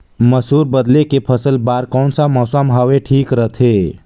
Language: Chhattisgarhi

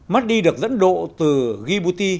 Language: Vietnamese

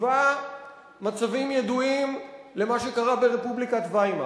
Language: Hebrew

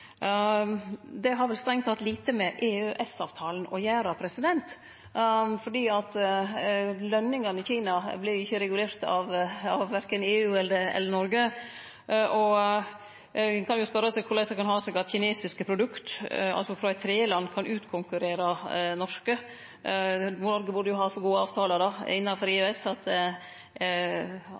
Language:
Norwegian Nynorsk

